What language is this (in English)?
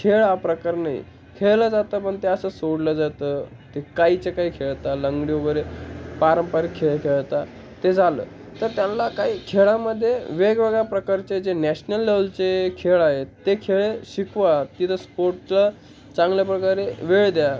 Marathi